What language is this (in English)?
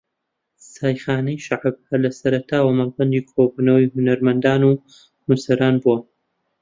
Central Kurdish